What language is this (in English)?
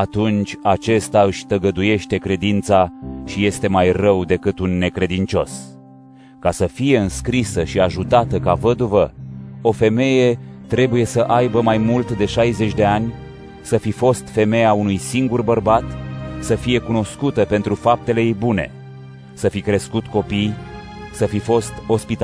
Romanian